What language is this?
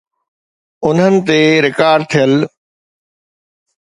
Sindhi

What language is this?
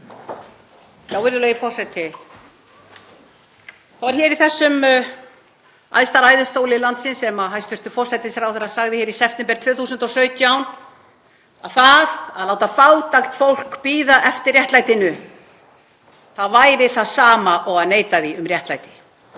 Icelandic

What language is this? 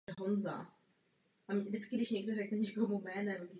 Czech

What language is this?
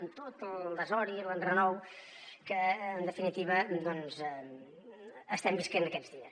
Catalan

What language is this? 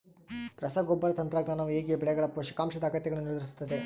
Kannada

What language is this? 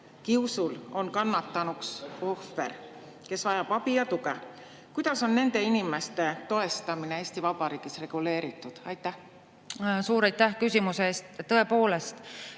Estonian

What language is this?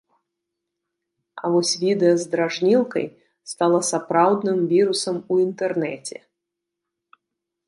Belarusian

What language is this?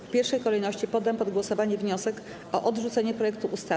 Polish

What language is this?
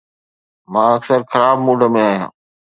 Sindhi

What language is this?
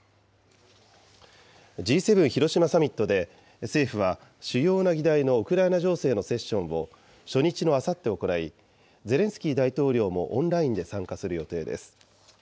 Japanese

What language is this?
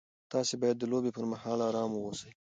Pashto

